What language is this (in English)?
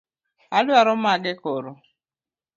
Luo (Kenya and Tanzania)